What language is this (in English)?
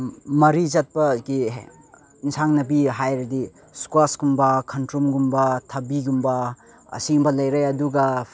Manipuri